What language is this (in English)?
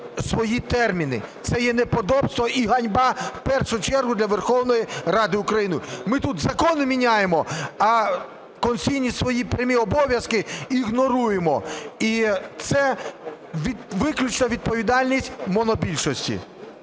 Ukrainian